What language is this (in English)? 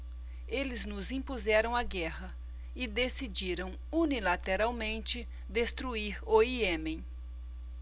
Portuguese